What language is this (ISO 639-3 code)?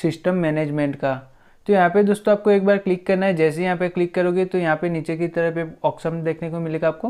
hin